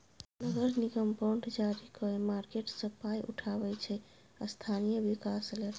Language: Maithili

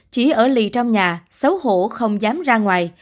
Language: Vietnamese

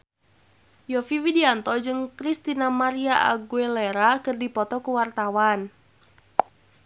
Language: Sundanese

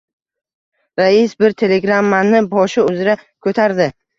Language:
Uzbek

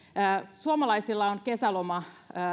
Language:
Finnish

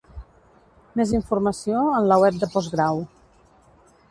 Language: Catalan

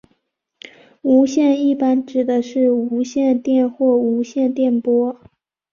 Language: Chinese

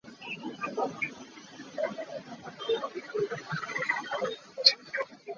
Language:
Hakha Chin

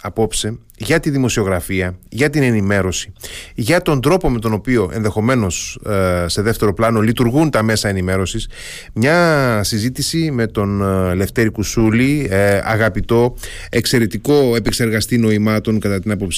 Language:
Greek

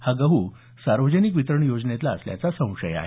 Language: Marathi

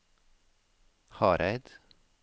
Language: Norwegian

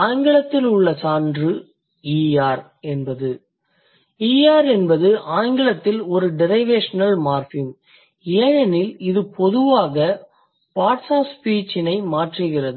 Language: Tamil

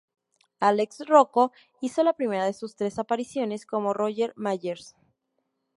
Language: Spanish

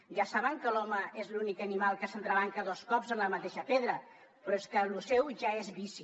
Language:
Catalan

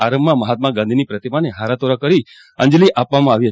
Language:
Gujarati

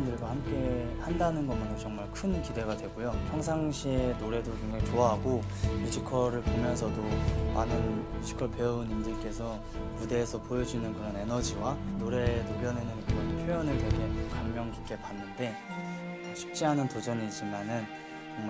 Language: Korean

